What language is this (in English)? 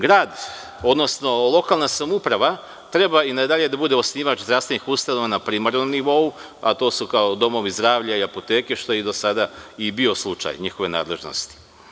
Serbian